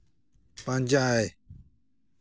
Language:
Santali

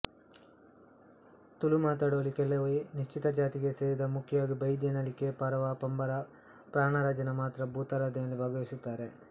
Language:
Kannada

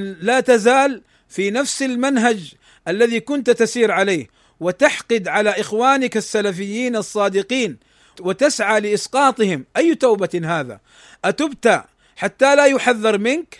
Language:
Arabic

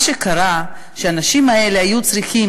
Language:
Hebrew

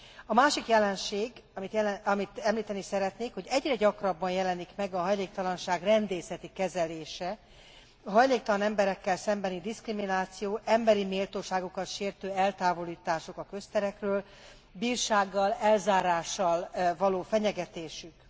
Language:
Hungarian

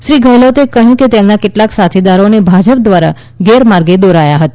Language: Gujarati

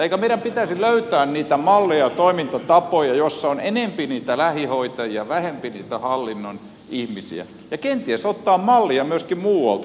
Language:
Finnish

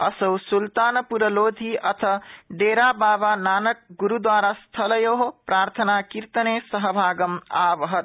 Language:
Sanskrit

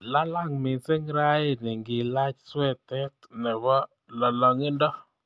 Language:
Kalenjin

